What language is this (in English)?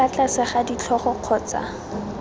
Tswana